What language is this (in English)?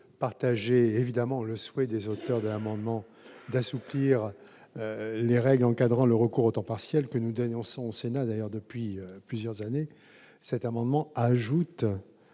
French